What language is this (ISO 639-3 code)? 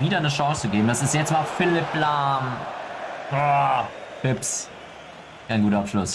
deu